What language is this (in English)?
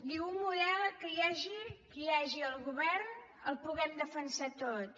Catalan